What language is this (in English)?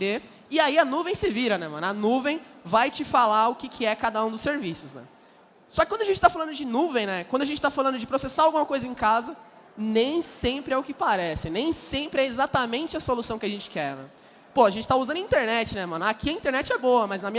Portuguese